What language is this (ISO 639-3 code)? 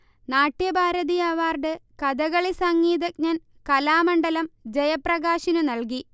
mal